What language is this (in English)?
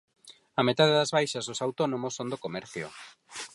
Galician